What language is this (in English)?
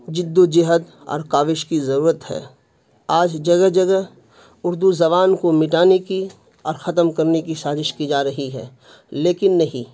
Urdu